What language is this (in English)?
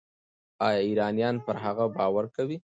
Pashto